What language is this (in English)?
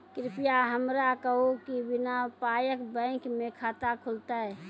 Maithili